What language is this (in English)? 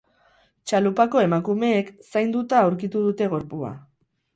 Basque